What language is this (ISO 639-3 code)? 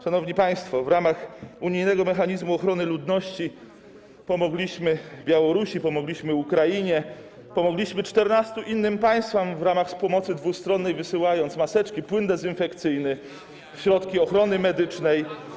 pol